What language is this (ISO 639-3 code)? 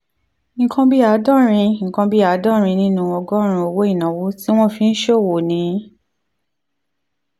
yor